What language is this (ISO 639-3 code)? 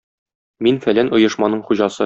tat